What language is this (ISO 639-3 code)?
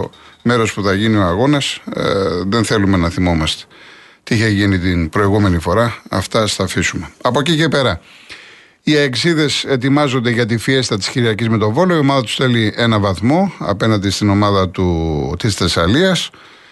ell